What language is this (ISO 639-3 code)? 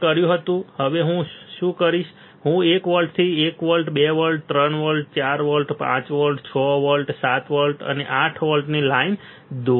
guj